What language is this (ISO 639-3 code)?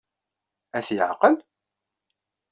kab